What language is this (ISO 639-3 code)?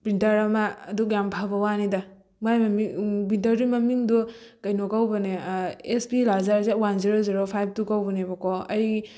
mni